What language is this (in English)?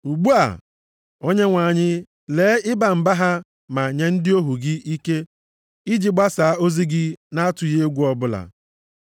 Igbo